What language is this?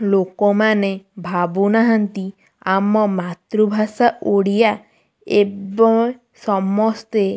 Odia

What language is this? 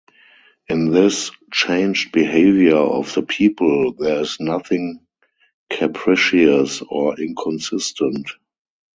English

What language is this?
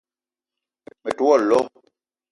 Eton (Cameroon)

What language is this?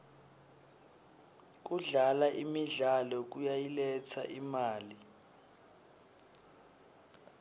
Swati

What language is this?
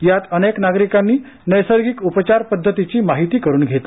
Marathi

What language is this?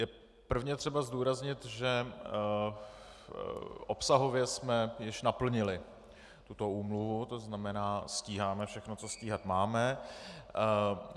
Czech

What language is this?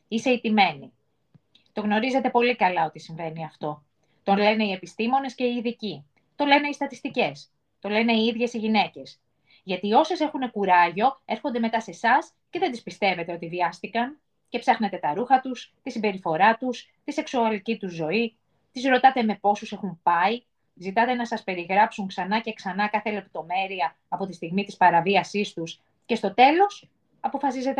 Greek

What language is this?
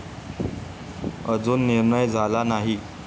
Marathi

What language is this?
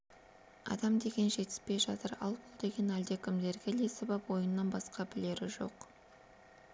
Kazakh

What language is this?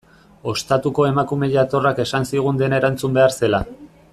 Basque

